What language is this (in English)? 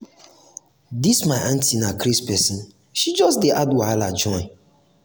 Nigerian Pidgin